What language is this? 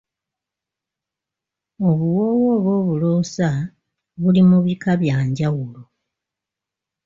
Ganda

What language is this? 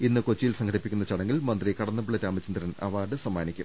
Malayalam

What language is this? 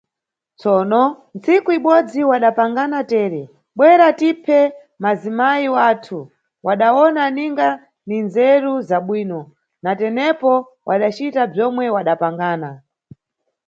Nyungwe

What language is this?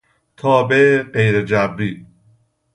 Persian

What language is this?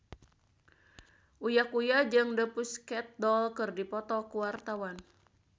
Sundanese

